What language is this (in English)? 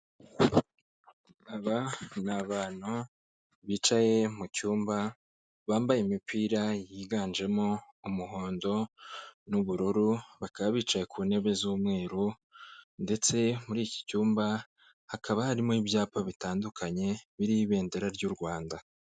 Kinyarwanda